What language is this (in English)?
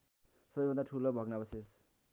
Nepali